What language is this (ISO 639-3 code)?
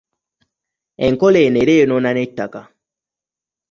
lug